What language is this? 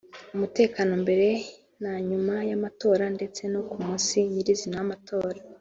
Kinyarwanda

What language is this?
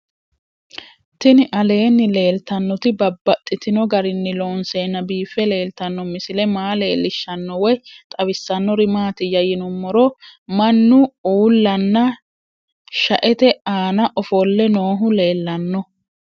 Sidamo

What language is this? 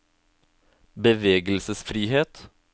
Norwegian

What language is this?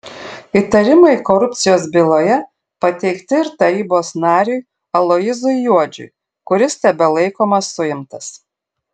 Lithuanian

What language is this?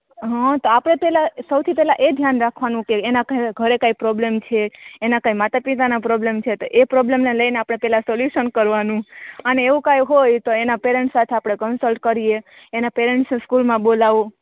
Gujarati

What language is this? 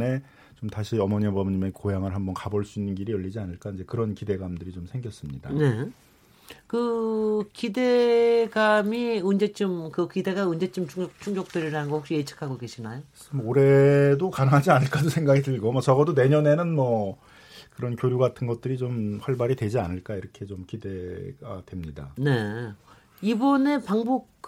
Korean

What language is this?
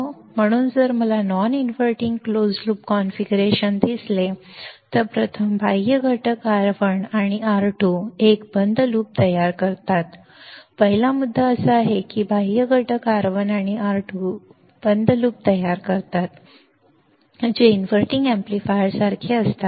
Marathi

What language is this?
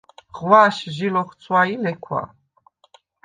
Svan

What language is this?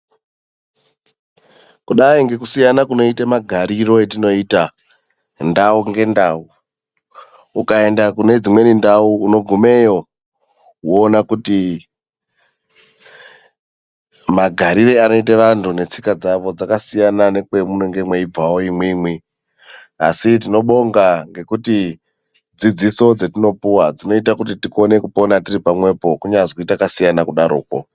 Ndau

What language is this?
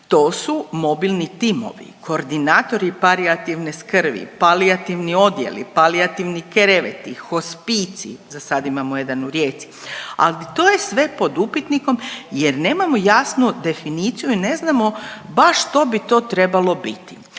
Croatian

